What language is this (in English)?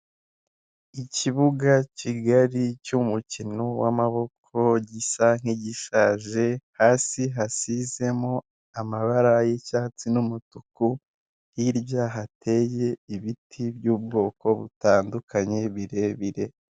Kinyarwanda